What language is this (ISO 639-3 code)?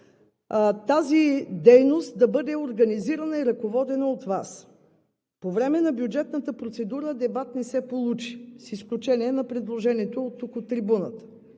bul